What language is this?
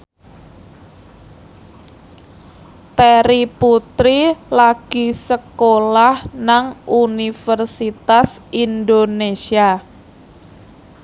Javanese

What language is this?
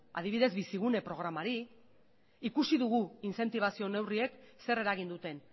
Basque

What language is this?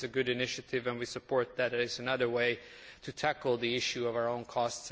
English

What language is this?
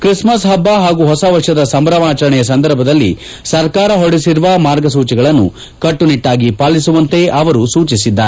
Kannada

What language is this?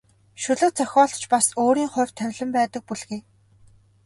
Mongolian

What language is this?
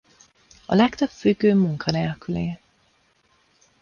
Hungarian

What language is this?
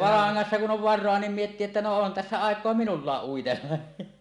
Finnish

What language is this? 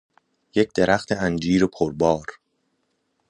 Persian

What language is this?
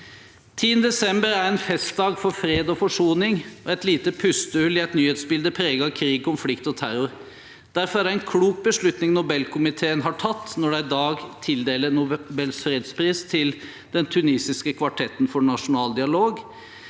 Norwegian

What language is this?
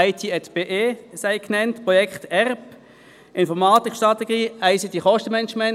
Swiss German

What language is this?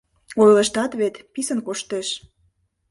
Mari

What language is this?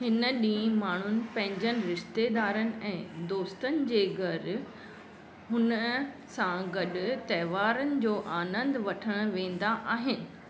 Sindhi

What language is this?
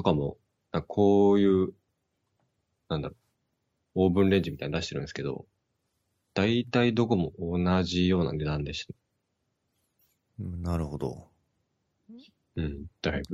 Japanese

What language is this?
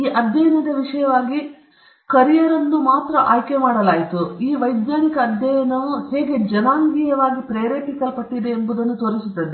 Kannada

